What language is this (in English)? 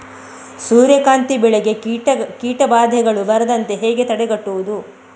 Kannada